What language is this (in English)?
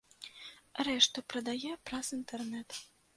Belarusian